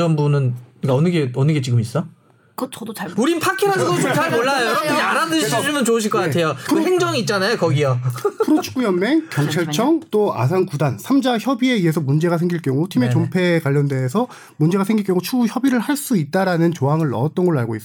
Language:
Korean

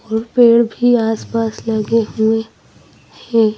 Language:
Hindi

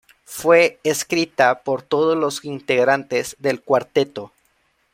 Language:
Spanish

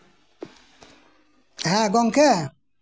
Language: Santali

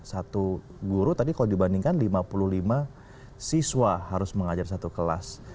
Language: Indonesian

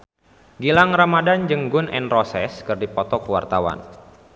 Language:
Sundanese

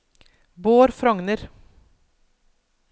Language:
Norwegian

